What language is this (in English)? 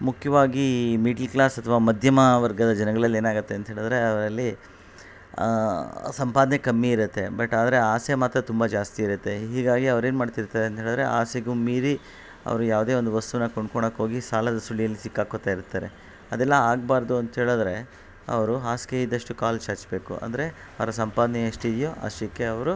Kannada